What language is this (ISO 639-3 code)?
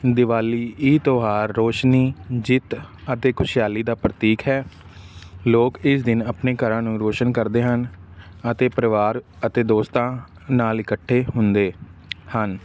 pan